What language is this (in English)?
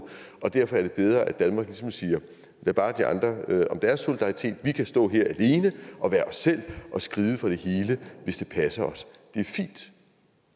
Danish